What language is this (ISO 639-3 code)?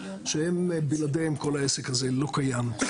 heb